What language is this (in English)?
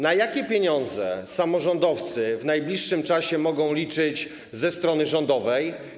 Polish